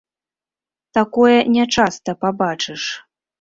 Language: Belarusian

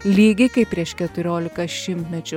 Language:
Lithuanian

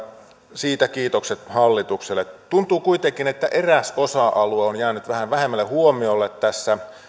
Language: Finnish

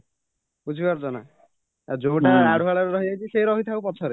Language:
Odia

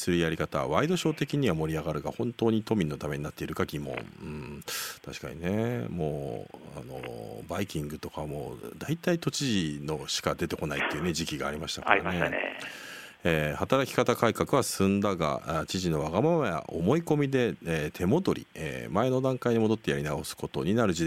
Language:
Japanese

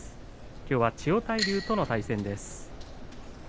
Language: Japanese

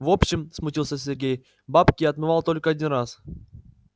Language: Russian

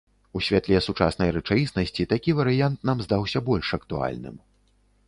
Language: Belarusian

